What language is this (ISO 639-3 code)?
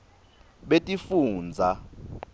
ssw